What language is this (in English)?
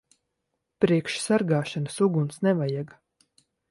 Latvian